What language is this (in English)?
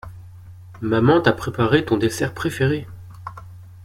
French